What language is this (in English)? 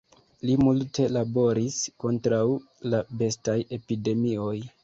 Esperanto